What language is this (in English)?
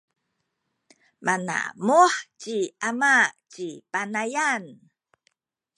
Sakizaya